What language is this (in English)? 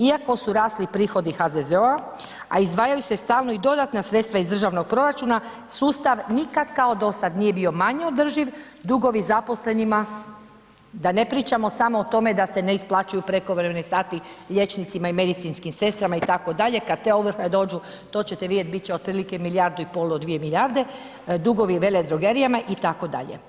Croatian